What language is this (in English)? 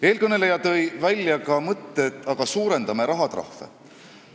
Estonian